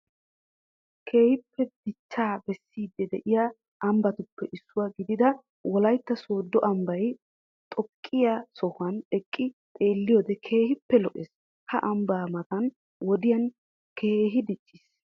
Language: Wolaytta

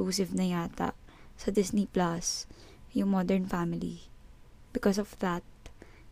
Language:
Filipino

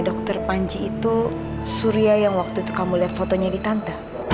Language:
Indonesian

